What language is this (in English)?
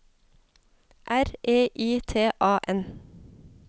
Norwegian